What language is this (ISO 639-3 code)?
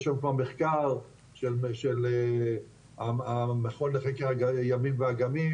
heb